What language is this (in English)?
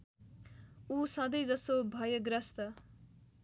Nepali